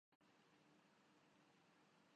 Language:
Urdu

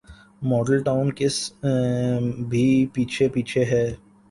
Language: Urdu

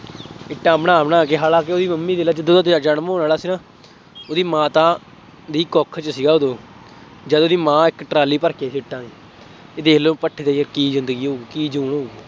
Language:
Punjabi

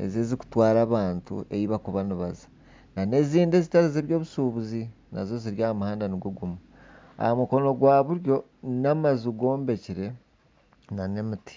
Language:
Nyankole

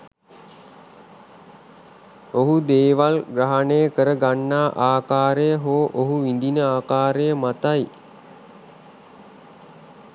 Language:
Sinhala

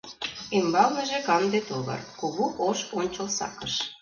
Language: Mari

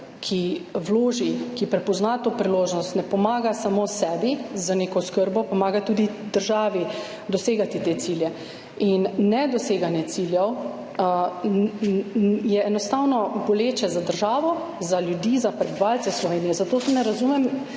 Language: Slovenian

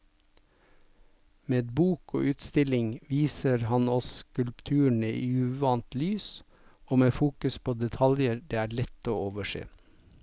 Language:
Norwegian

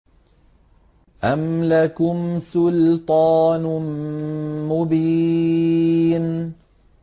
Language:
Arabic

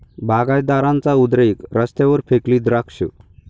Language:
Marathi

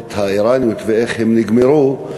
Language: Hebrew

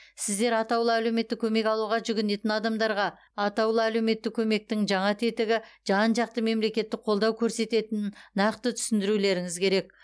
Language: Kazakh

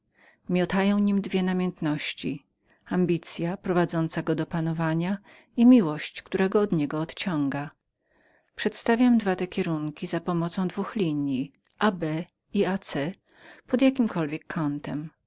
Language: Polish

